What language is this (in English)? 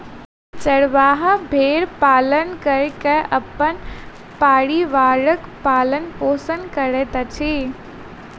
Maithili